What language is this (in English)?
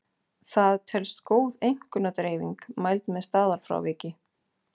Icelandic